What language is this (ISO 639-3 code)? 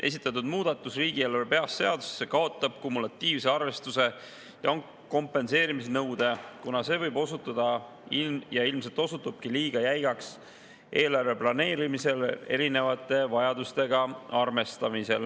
est